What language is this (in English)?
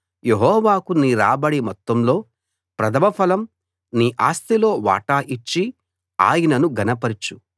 Telugu